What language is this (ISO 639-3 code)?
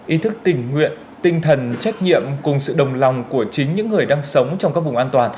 vie